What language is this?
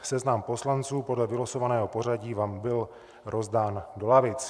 Czech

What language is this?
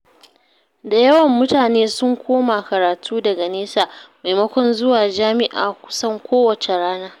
Hausa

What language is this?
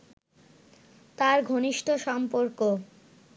Bangla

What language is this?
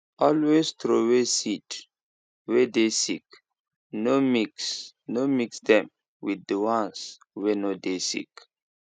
Nigerian Pidgin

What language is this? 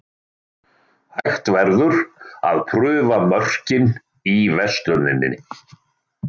Icelandic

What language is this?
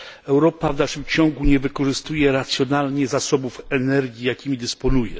Polish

